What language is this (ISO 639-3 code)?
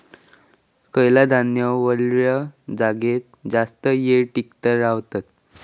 mar